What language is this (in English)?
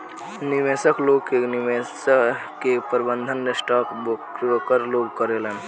Bhojpuri